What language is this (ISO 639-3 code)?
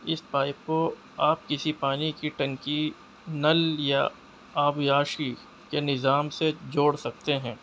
urd